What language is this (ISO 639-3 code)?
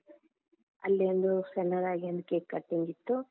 kan